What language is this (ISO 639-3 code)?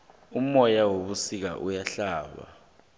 nbl